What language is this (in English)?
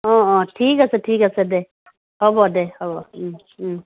Assamese